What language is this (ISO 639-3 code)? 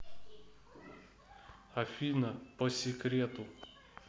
rus